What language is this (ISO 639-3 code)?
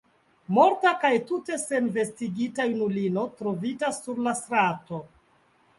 epo